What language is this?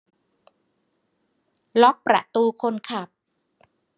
Thai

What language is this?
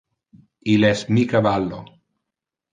Interlingua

